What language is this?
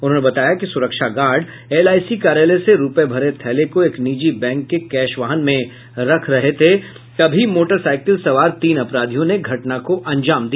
Hindi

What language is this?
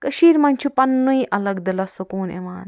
Kashmiri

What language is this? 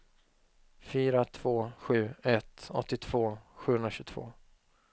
Swedish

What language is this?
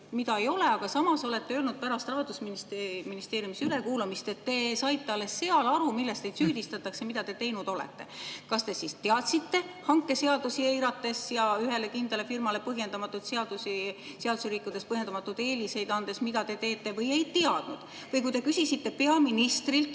Estonian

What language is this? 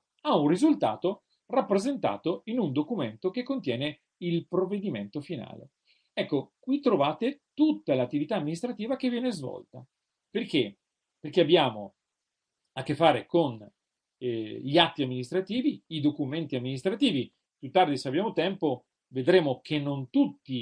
Italian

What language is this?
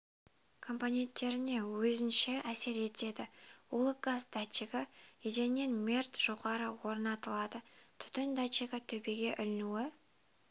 Kazakh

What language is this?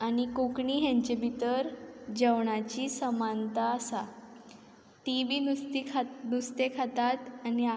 Konkani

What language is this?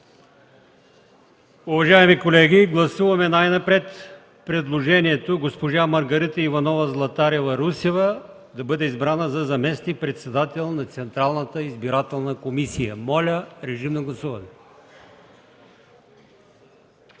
Bulgarian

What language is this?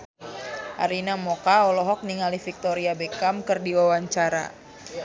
Sundanese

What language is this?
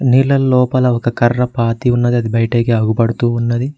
Telugu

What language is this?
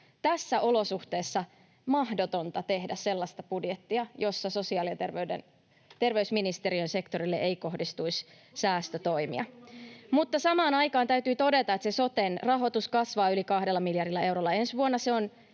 Finnish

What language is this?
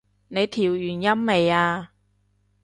Cantonese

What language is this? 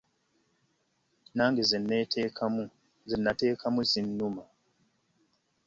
Ganda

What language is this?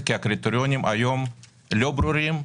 Hebrew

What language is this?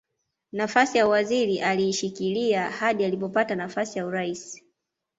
Swahili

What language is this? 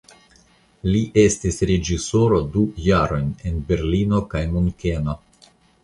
Esperanto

